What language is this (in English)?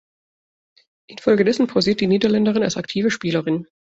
German